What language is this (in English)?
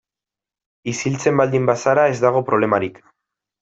Basque